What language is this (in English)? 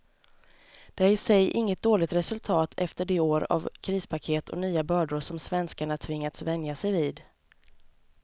Swedish